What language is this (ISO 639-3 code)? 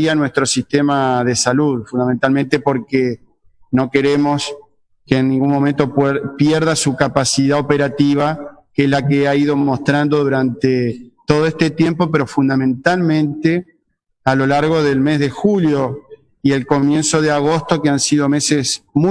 spa